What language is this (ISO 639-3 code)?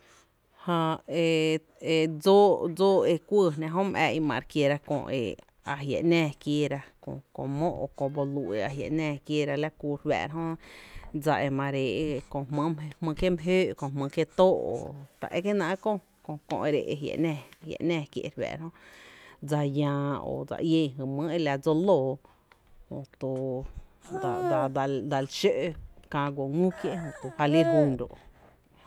cte